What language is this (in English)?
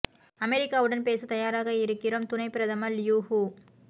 Tamil